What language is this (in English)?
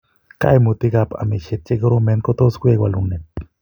Kalenjin